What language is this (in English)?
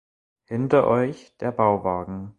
German